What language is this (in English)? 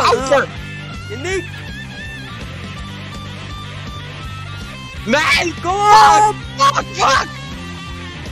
Dutch